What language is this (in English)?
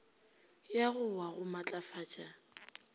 Northern Sotho